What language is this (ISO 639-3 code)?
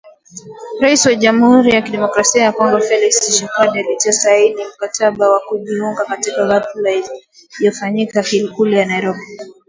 swa